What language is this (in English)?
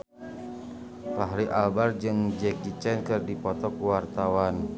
Sundanese